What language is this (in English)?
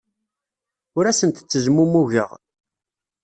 Kabyle